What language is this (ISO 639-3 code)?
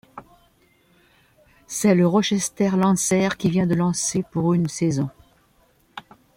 fra